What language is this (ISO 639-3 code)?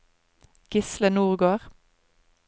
nor